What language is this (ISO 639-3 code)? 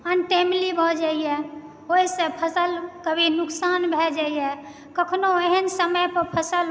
mai